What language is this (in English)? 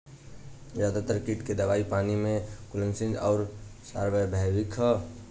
Bhojpuri